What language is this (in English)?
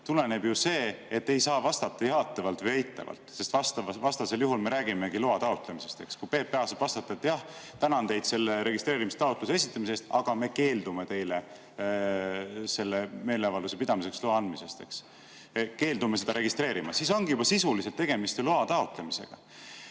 Estonian